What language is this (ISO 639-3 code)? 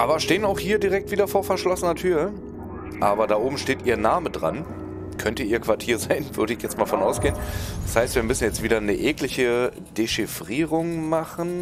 deu